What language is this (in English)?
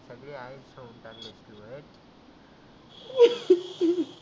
Marathi